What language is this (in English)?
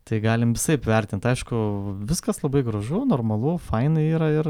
Lithuanian